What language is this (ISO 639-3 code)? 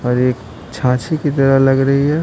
hin